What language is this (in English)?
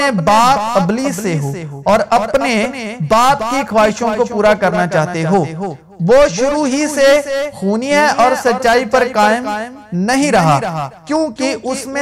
Urdu